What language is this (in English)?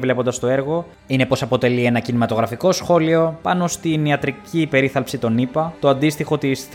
Greek